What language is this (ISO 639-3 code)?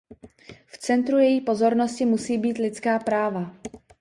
ces